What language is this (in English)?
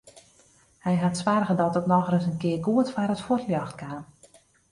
Western Frisian